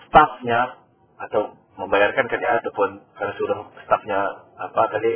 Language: Malay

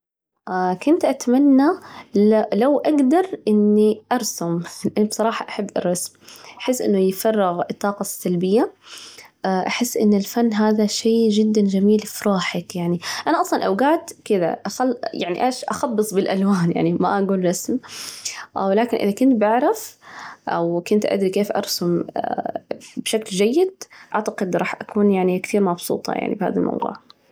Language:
Najdi Arabic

